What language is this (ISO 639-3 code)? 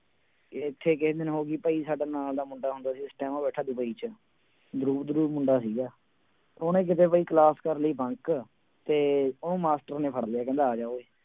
pan